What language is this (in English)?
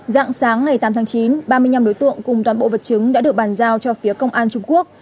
Vietnamese